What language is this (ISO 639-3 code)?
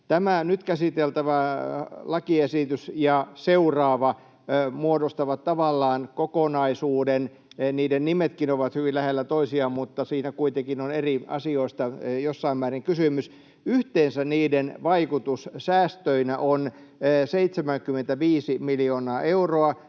fin